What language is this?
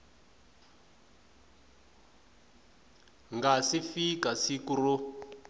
Tsonga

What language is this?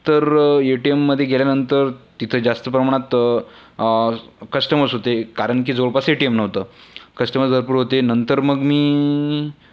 Marathi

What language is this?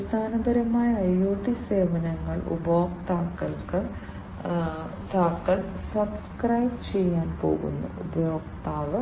Malayalam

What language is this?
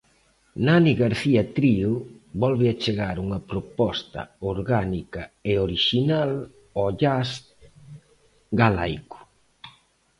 Galician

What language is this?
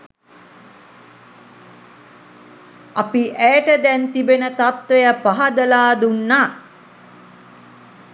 Sinhala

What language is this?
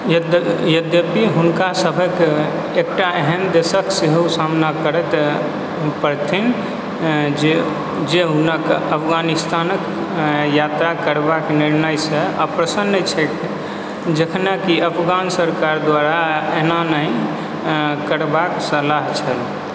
Maithili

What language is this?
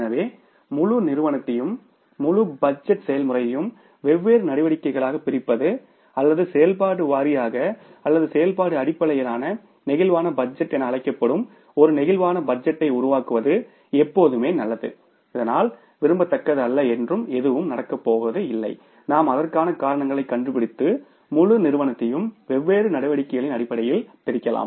Tamil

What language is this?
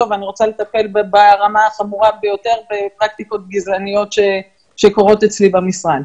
Hebrew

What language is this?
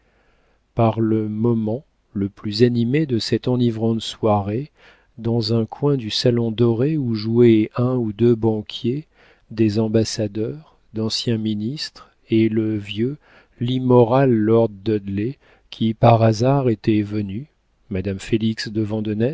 French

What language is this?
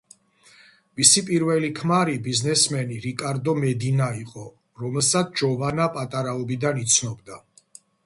Georgian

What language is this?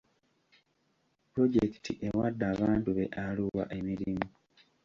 Ganda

